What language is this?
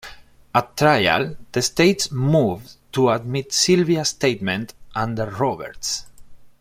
English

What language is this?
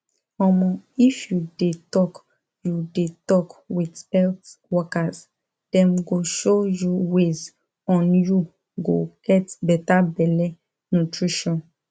Nigerian Pidgin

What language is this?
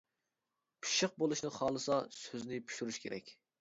Uyghur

